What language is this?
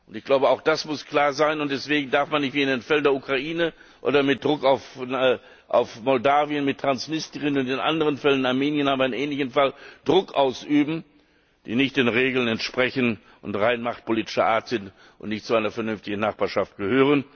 German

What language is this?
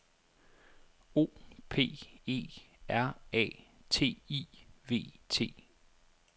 Danish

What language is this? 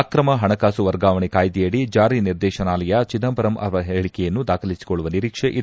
Kannada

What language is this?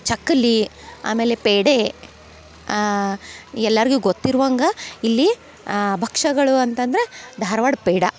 Kannada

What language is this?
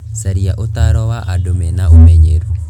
Kikuyu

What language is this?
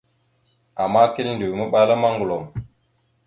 Mada (Cameroon)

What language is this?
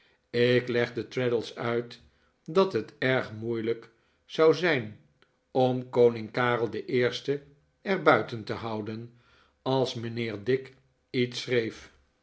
Dutch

